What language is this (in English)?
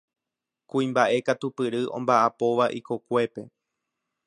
Guarani